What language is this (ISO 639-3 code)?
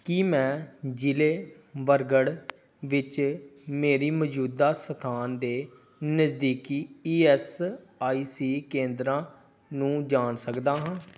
pan